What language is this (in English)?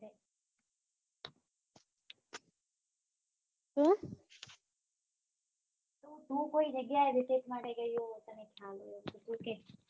Gujarati